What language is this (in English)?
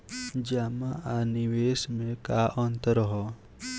Bhojpuri